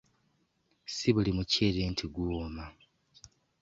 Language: Ganda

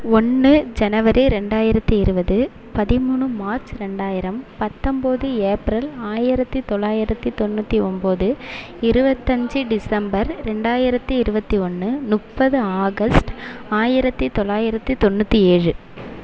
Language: Tamil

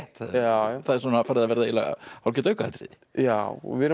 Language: Icelandic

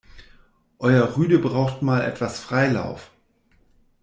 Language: German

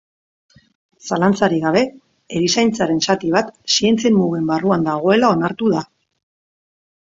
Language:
Basque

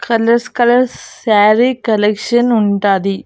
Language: Telugu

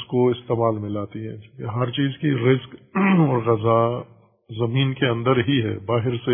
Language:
Urdu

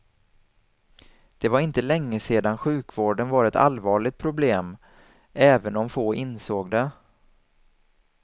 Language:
Swedish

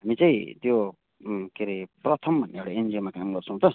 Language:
Nepali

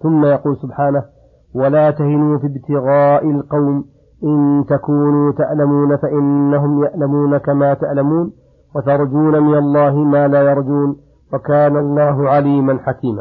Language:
Arabic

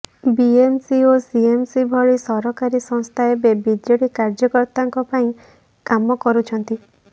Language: Odia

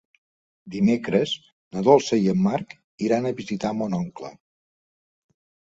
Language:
Catalan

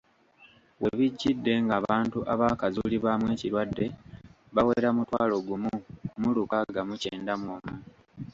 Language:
Ganda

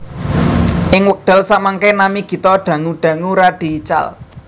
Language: Javanese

